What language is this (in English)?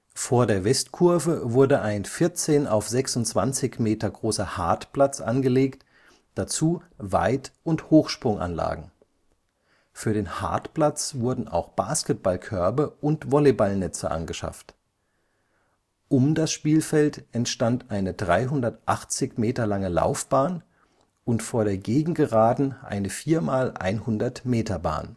German